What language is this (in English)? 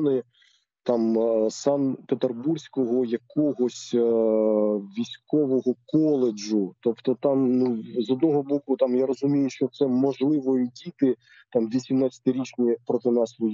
Ukrainian